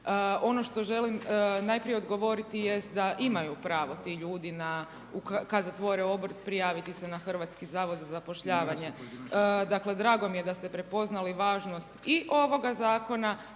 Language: Croatian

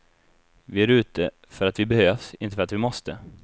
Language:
Swedish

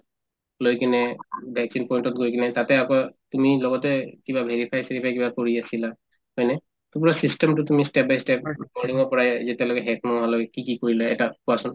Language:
Assamese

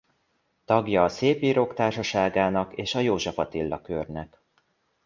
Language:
Hungarian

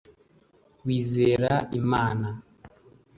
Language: Kinyarwanda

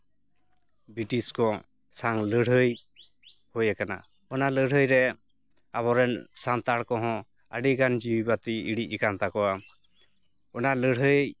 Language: Santali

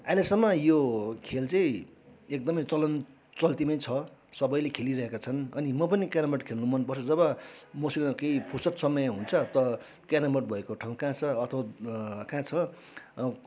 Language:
Nepali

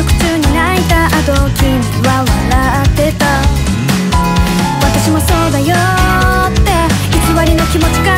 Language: Japanese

